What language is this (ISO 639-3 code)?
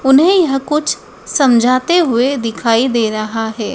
hin